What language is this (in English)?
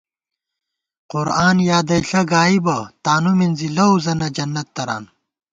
Gawar-Bati